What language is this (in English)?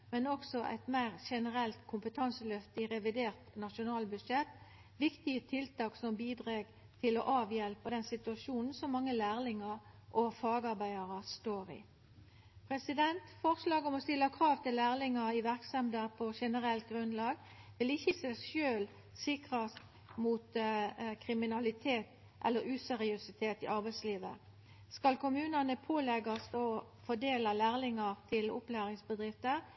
Norwegian Nynorsk